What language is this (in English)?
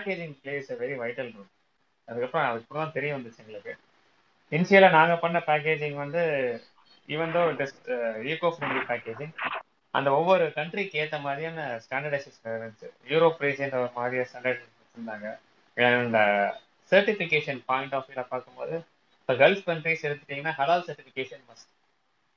Tamil